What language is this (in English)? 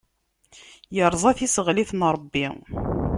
Kabyle